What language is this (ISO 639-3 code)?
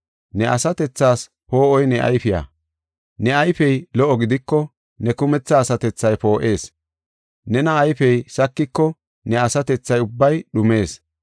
gof